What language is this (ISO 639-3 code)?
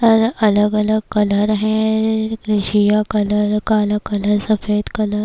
urd